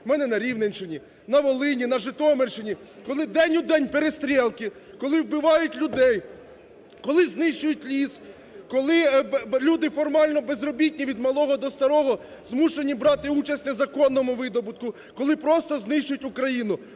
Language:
Ukrainian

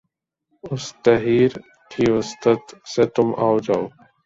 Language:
Urdu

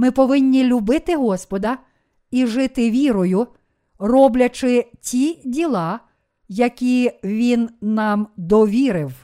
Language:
Ukrainian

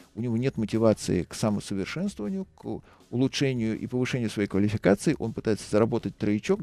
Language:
Russian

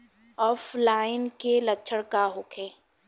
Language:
Bhojpuri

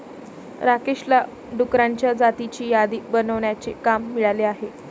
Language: Marathi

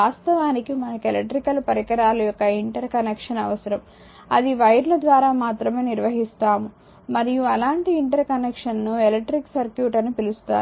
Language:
Telugu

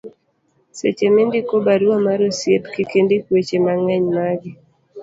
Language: Luo (Kenya and Tanzania)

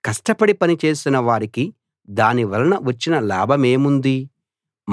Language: Telugu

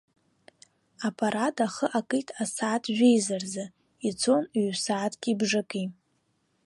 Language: Abkhazian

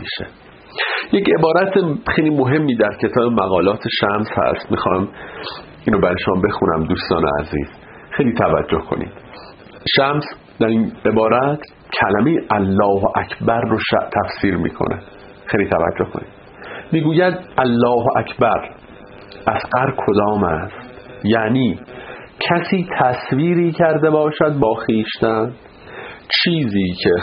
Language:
Persian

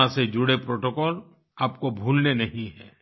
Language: Hindi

